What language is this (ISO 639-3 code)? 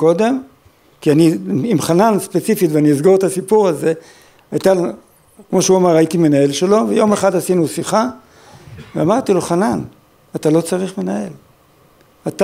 heb